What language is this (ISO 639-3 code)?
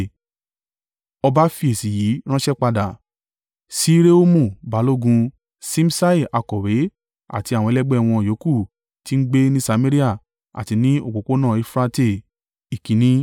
yor